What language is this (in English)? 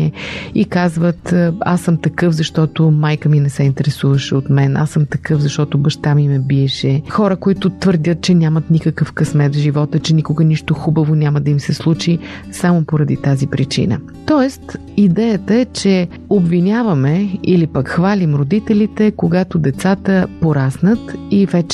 Bulgarian